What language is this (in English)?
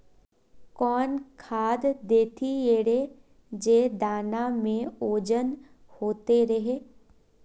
Magahi